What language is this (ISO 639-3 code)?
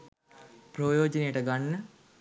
sin